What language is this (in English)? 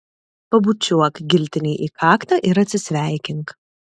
Lithuanian